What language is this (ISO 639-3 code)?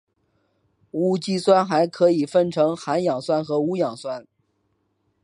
zho